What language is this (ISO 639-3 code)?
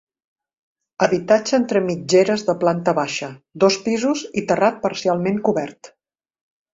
cat